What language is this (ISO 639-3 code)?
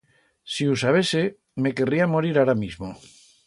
arg